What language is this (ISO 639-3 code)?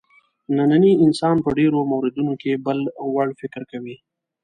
pus